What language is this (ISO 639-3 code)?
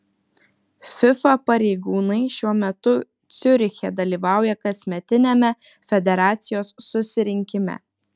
lit